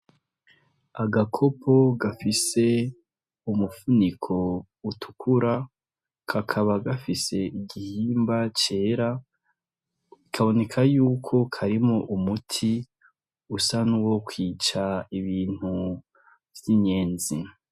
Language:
Rundi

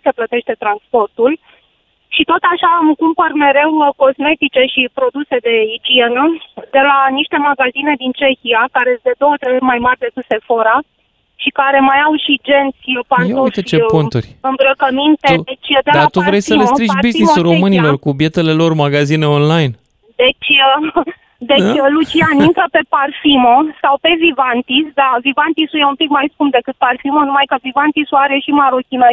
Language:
Romanian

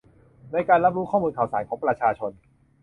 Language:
Thai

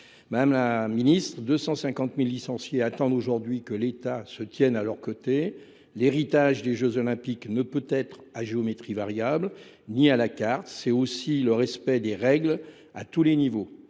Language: French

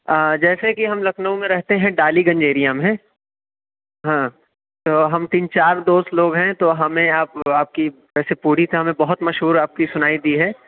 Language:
Urdu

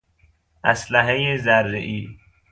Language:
Persian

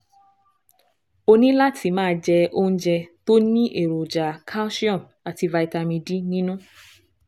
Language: Yoruba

